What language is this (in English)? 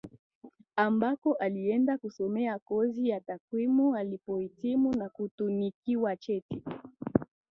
Swahili